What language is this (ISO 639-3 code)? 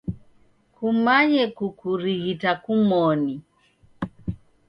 dav